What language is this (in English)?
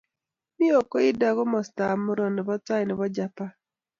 Kalenjin